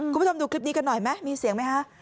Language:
Thai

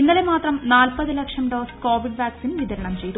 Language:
Malayalam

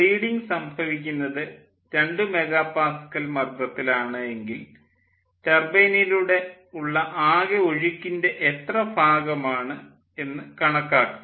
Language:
Malayalam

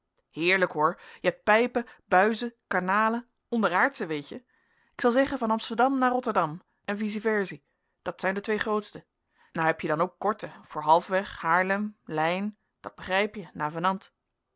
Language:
Dutch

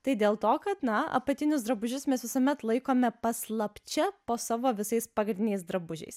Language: Lithuanian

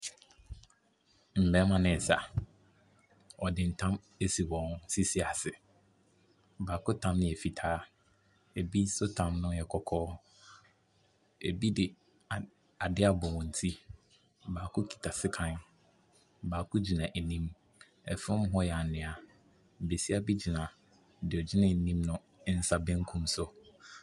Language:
Akan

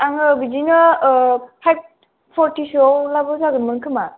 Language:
Bodo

